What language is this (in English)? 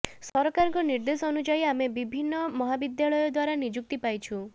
Odia